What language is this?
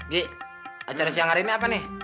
Indonesian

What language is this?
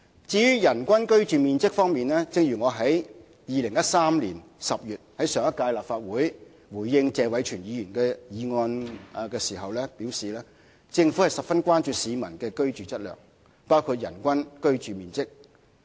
Cantonese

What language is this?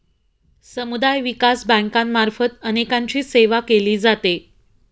Marathi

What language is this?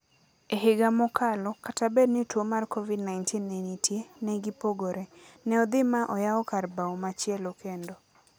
Luo (Kenya and Tanzania)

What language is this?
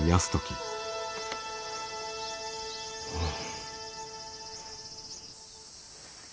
Japanese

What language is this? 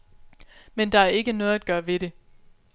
Danish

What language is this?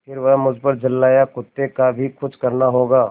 Hindi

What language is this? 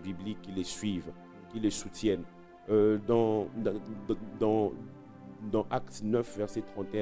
French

